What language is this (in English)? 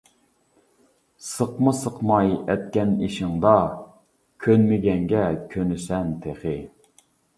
Uyghur